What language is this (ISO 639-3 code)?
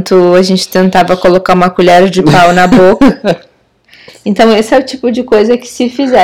por